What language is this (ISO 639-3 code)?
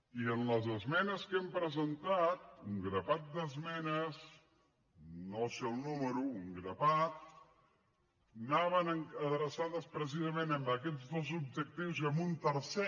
cat